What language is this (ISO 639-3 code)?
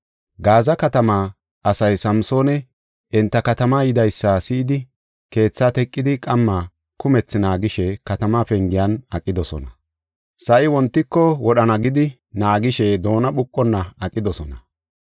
gof